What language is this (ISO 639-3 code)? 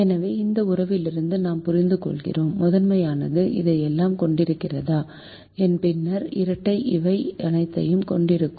tam